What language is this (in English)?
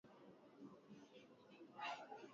Swahili